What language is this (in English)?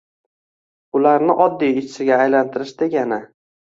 Uzbek